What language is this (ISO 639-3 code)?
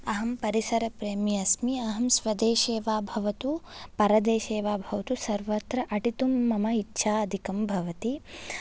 san